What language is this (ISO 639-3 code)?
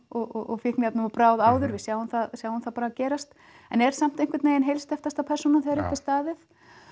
isl